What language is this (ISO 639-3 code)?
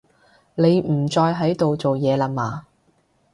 yue